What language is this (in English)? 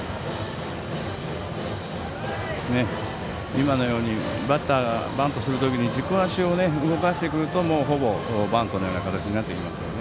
Japanese